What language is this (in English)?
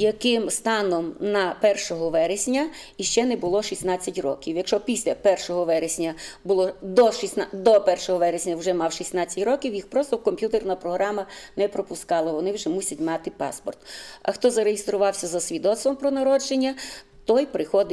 Ukrainian